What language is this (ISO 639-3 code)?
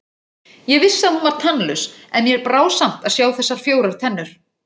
isl